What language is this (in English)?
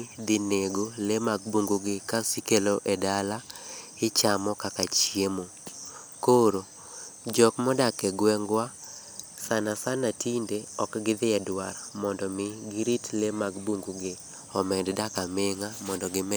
Luo (Kenya and Tanzania)